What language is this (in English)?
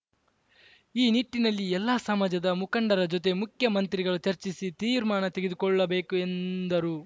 Kannada